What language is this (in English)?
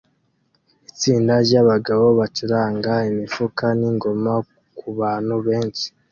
Kinyarwanda